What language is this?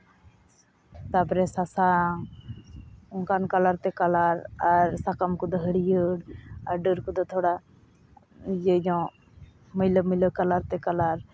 Santali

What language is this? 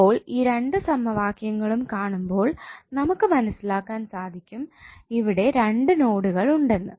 Malayalam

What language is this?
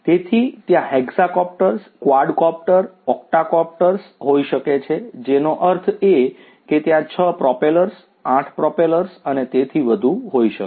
Gujarati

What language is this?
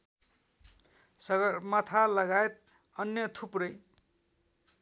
Nepali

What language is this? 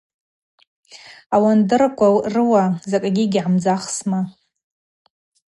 Abaza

